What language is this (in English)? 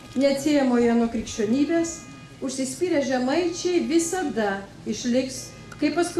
Lithuanian